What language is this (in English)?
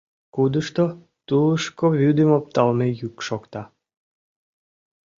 Mari